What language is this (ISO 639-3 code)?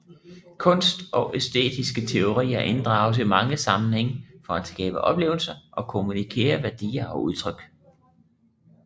dan